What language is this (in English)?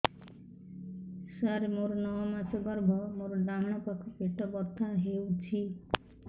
Odia